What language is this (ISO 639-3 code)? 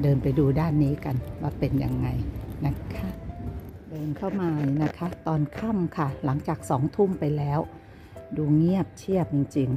tha